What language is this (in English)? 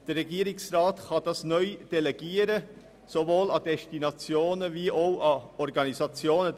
Swiss German